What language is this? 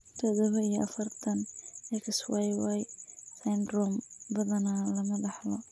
Somali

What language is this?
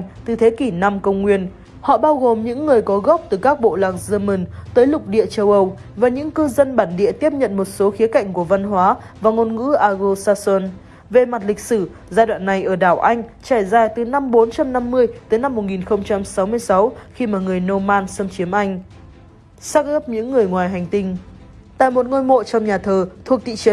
Vietnamese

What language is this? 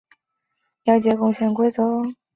Chinese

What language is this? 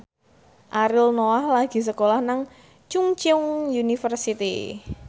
Javanese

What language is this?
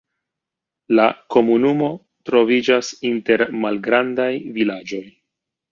Esperanto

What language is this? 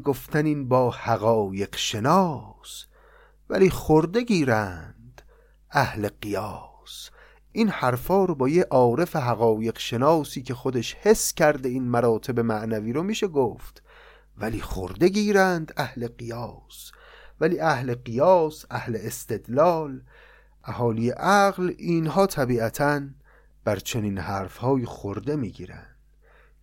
Persian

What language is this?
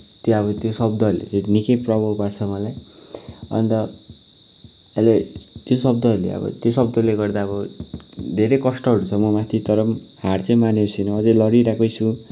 Nepali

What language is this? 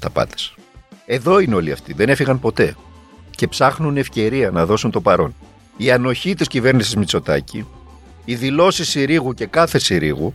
Greek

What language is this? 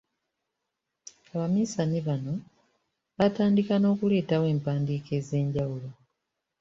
Ganda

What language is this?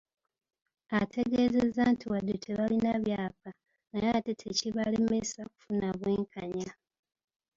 Ganda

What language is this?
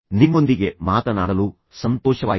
Kannada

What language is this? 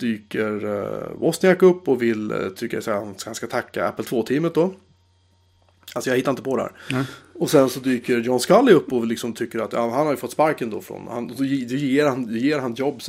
Swedish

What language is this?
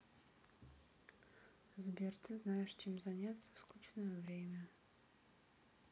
Russian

